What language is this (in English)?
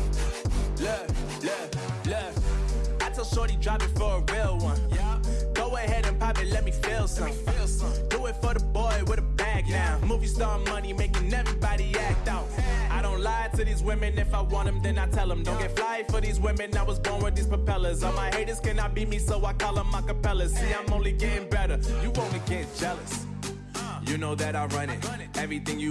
English